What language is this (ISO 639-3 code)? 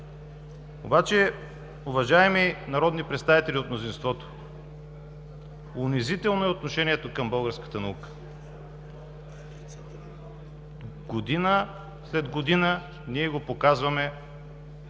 bul